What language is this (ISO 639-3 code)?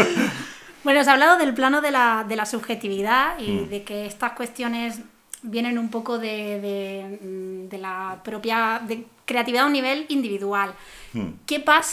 spa